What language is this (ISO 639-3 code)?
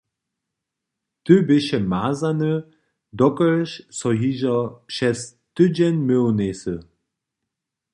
hsb